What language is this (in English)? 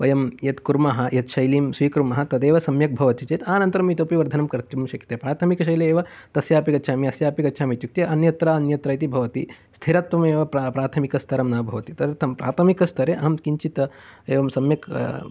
Sanskrit